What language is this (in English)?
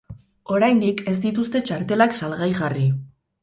Basque